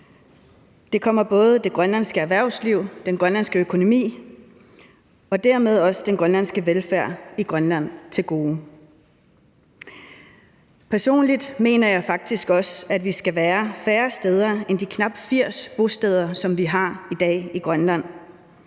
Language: Danish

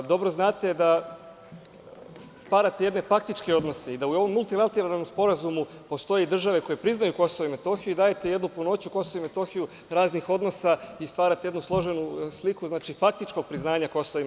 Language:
Serbian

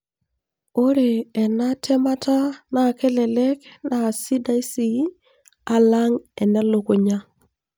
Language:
Masai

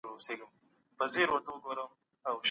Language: Pashto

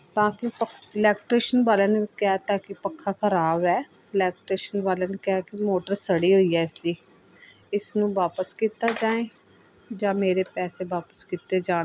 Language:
Punjabi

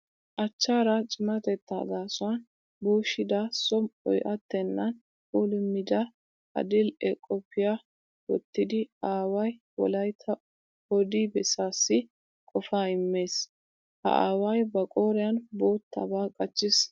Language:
Wolaytta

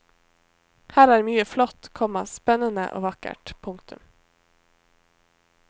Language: Norwegian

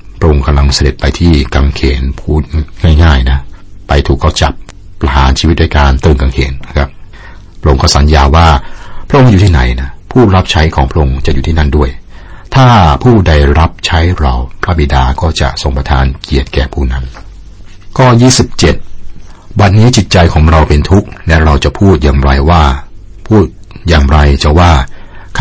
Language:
Thai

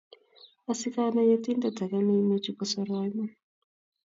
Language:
Kalenjin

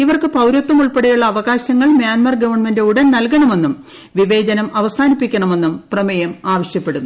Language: Malayalam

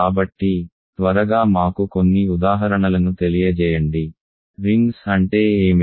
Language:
Telugu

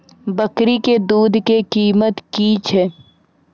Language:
Maithili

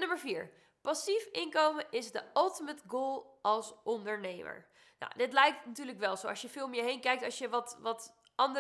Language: Dutch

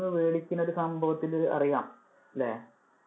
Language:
Malayalam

